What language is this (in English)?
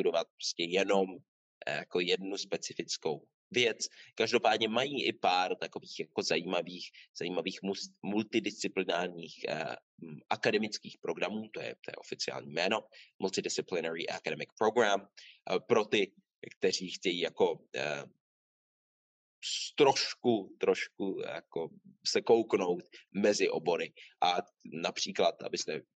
Czech